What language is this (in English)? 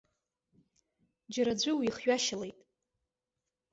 Abkhazian